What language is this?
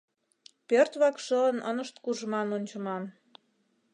Mari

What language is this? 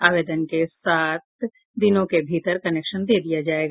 Hindi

